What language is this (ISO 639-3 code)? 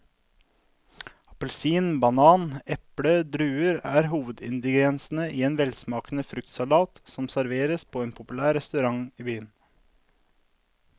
nor